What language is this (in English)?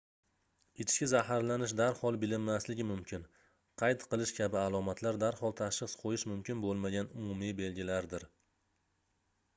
Uzbek